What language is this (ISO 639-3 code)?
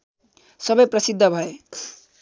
nep